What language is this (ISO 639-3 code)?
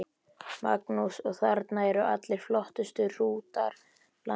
isl